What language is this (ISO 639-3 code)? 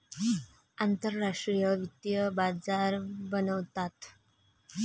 mar